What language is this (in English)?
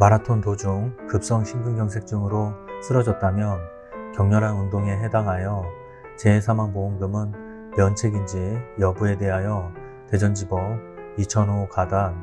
Korean